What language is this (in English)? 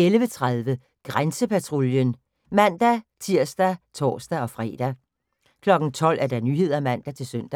Danish